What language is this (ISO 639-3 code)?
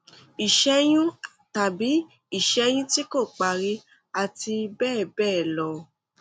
yor